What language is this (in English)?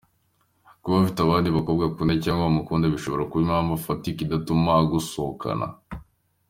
Kinyarwanda